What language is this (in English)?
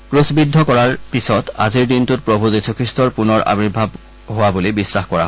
Assamese